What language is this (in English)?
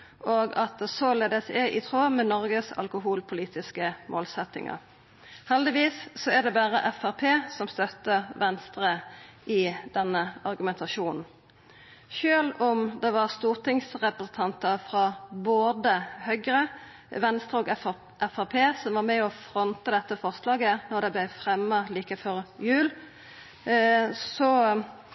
Norwegian Nynorsk